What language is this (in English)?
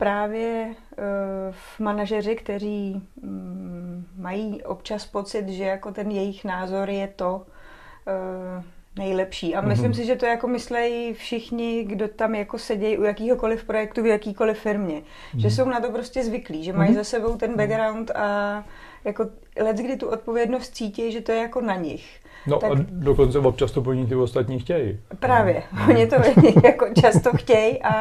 Czech